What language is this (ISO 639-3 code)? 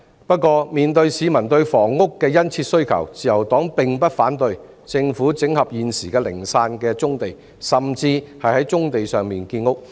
yue